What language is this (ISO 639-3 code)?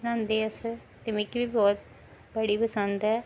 doi